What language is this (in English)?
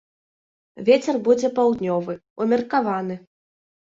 Belarusian